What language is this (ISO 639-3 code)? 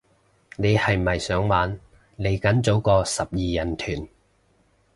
yue